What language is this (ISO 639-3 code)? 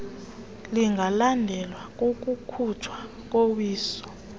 xho